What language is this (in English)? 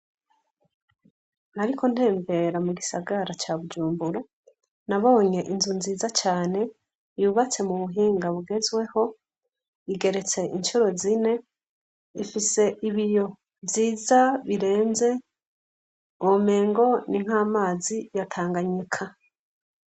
Rundi